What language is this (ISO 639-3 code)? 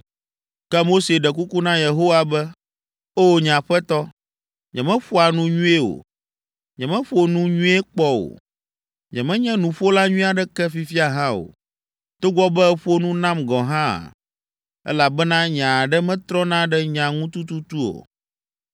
ewe